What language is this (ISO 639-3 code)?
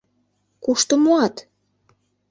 chm